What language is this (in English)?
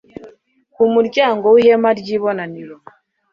Kinyarwanda